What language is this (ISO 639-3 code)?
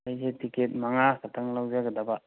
mni